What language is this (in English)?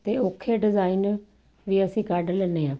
Punjabi